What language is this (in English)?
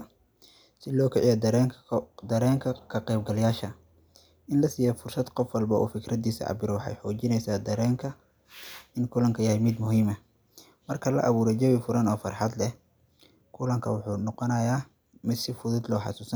Somali